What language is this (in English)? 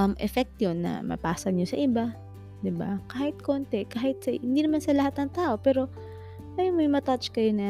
Filipino